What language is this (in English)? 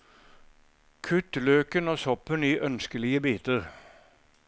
Norwegian